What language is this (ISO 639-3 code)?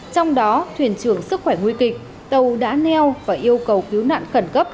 vie